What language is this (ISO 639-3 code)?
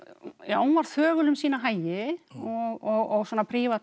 isl